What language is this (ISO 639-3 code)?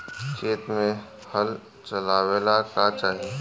bho